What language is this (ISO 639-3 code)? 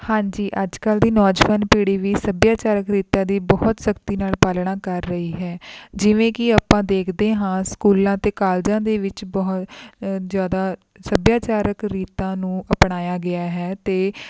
pan